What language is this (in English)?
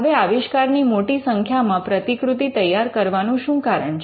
Gujarati